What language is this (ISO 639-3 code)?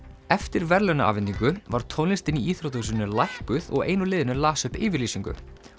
isl